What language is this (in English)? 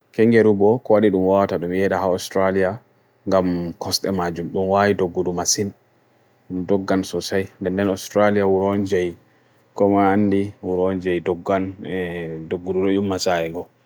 Bagirmi Fulfulde